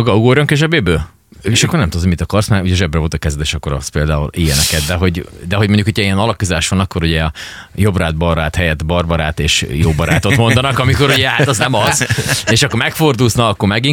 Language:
Hungarian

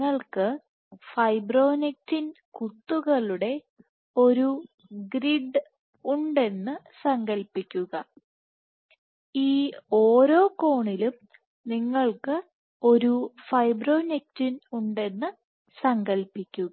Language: Malayalam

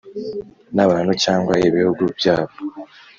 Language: Kinyarwanda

